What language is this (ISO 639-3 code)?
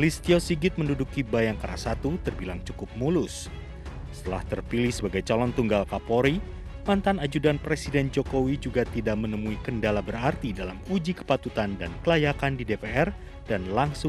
ind